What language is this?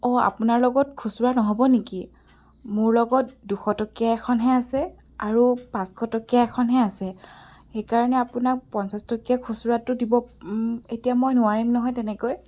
Assamese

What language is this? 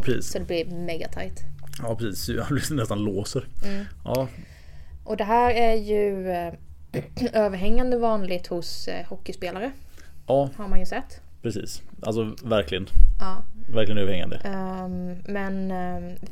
Swedish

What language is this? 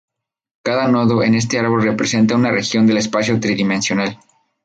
Spanish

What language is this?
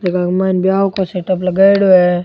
Rajasthani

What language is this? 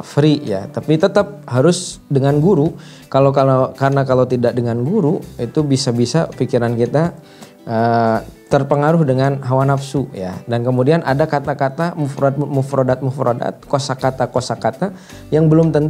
Indonesian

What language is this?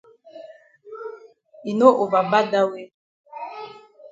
Cameroon Pidgin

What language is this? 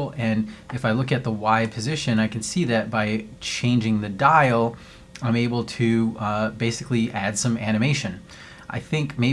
English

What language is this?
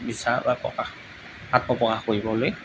Assamese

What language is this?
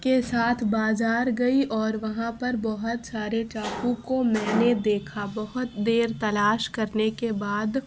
Urdu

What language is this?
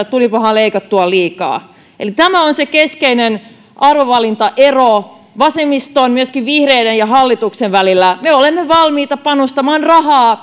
Finnish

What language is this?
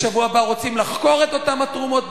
Hebrew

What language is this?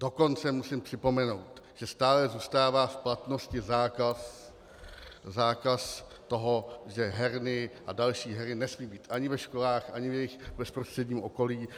Czech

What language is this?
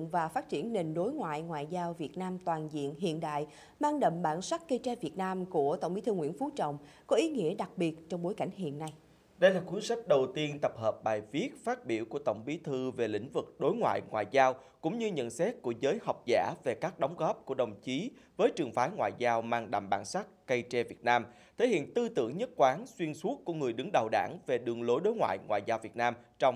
Vietnamese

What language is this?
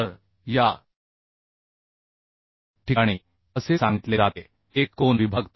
Marathi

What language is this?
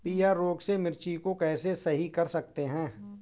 Hindi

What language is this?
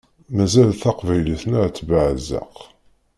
Kabyle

